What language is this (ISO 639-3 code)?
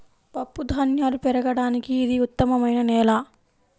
tel